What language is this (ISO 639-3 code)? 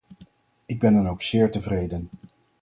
nld